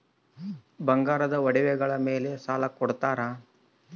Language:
Kannada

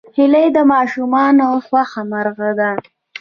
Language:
Pashto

